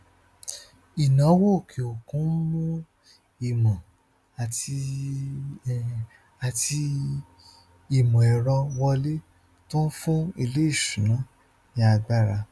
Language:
Yoruba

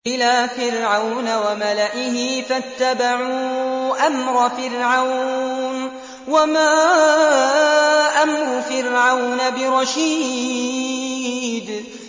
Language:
Arabic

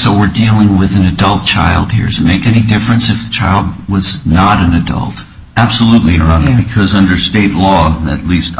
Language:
English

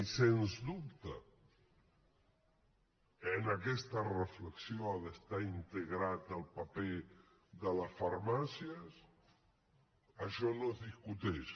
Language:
Catalan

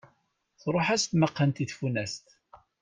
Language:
Kabyle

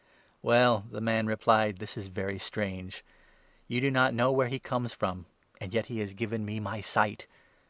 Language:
English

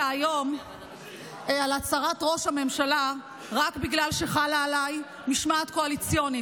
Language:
Hebrew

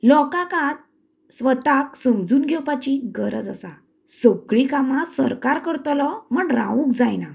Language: Konkani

